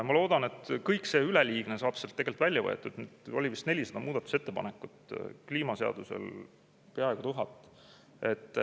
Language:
Estonian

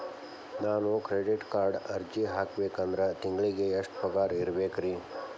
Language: Kannada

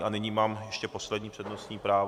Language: Czech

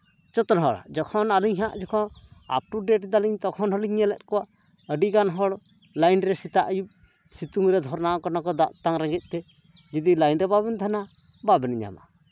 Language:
Santali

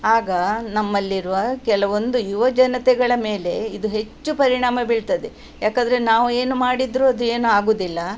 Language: Kannada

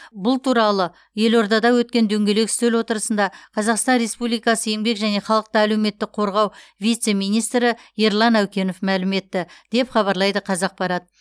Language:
Kazakh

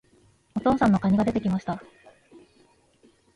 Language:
Japanese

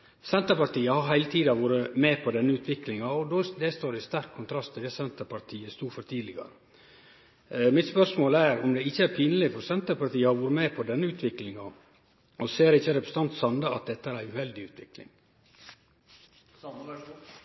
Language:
Norwegian Nynorsk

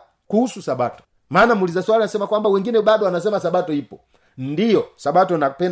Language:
Swahili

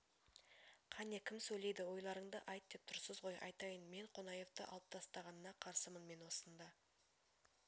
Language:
Kazakh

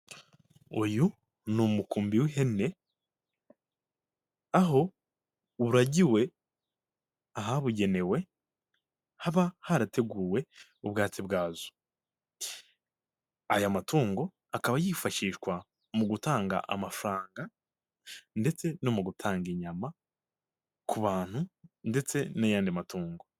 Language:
Kinyarwanda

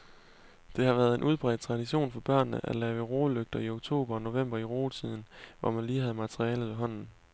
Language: Danish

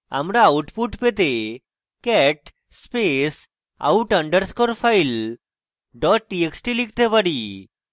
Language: Bangla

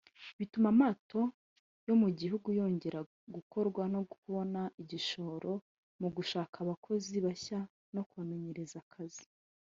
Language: Kinyarwanda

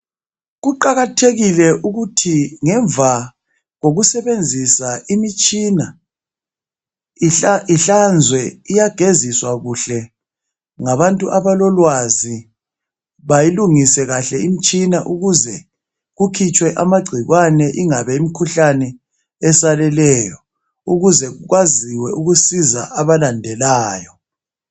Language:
North Ndebele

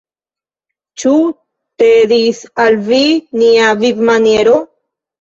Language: Esperanto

